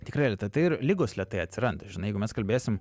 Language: Lithuanian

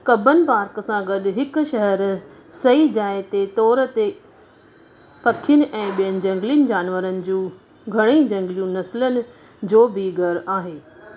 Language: Sindhi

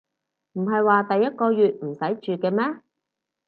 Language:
Cantonese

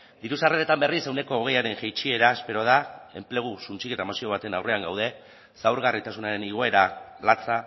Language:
Basque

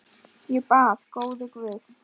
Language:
Icelandic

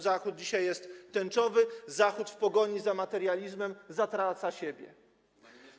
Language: Polish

